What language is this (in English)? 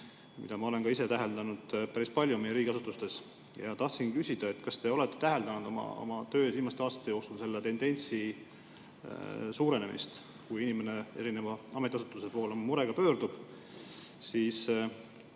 Estonian